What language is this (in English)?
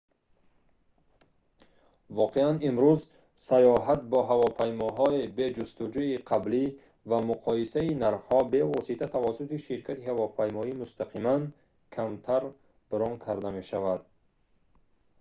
Tajik